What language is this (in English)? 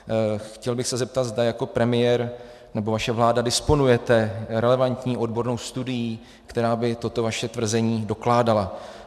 Czech